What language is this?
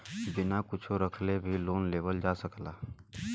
Bhojpuri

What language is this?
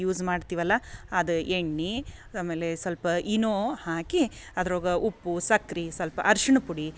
Kannada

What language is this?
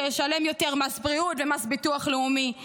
Hebrew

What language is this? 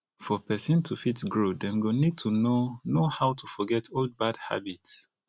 Nigerian Pidgin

